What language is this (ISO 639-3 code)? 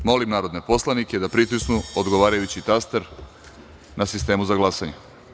srp